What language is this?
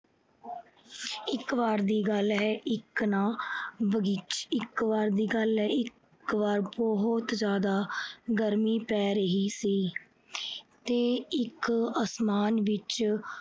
Punjabi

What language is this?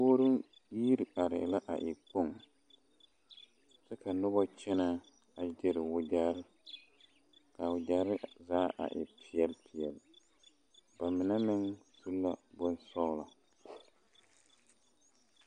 Southern Dagaare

